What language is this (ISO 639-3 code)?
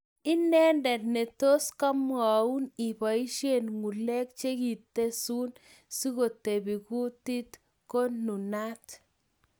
kln